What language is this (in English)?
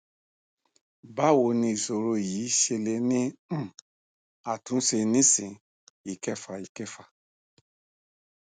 Yoruba